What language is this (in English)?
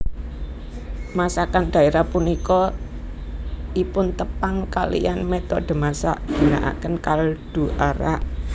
Javanese